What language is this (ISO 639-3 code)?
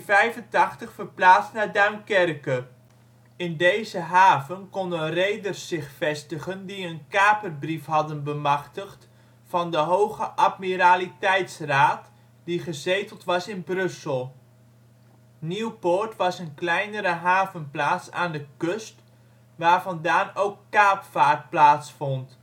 nld